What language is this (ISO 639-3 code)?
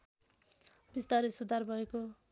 nep